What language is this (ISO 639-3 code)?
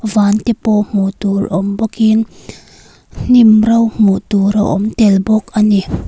lus